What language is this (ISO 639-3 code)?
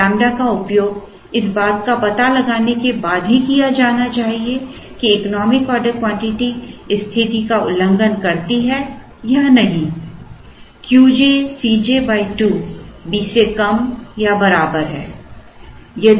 hin